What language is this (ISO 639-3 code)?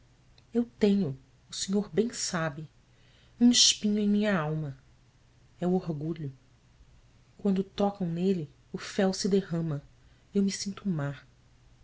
por